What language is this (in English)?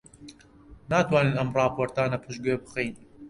Central Kurdish